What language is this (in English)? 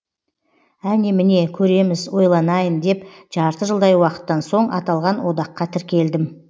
Kazakh